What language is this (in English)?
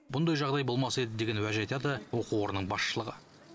Kazakh